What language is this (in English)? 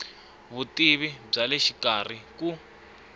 Tsonga